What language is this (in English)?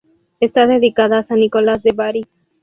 Spanish